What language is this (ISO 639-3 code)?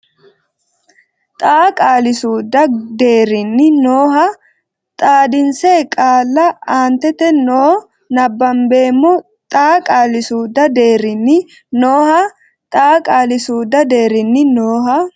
sid